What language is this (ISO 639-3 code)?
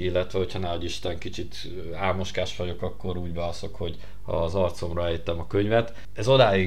hun